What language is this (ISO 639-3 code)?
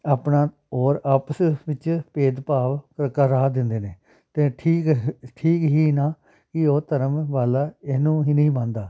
pan